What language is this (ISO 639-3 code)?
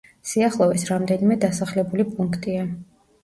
kat